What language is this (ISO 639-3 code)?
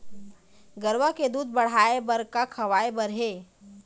hne